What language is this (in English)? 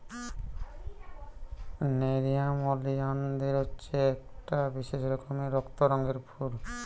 Bangla